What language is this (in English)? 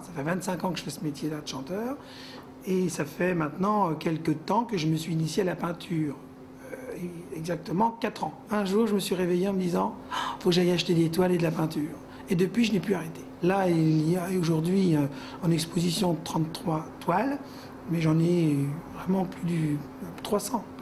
French